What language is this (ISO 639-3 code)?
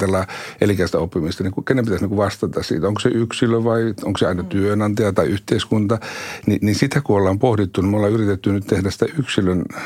fin